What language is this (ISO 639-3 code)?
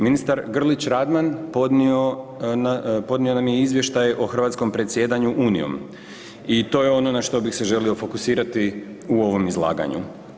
hrv